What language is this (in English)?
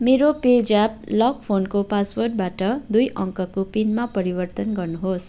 Nepali